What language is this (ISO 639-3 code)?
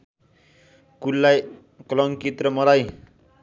nep